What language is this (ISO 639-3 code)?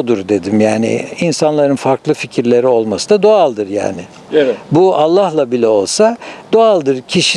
tur